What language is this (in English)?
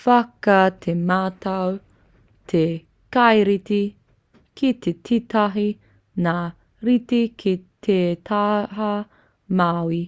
Māori